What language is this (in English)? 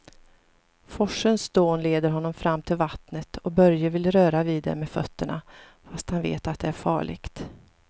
Swedish